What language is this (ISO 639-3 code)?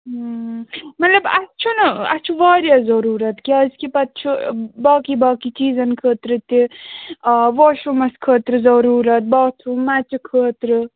kas